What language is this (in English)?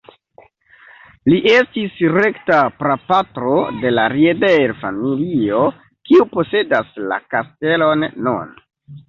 Esperanto